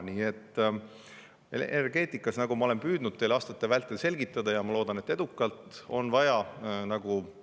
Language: Estonian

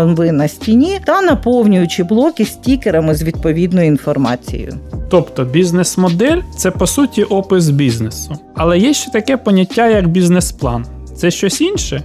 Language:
Ukrainian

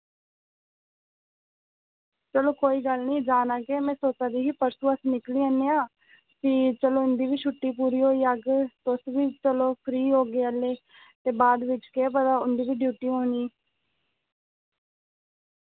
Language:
Dogri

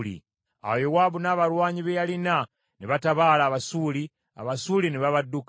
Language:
Ganda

